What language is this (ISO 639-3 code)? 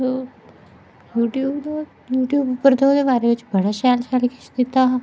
doi